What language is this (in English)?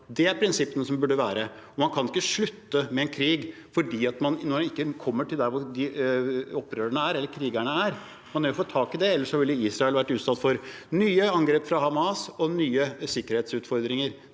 Norwegian